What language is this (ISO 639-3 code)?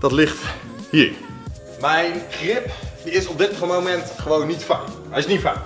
nld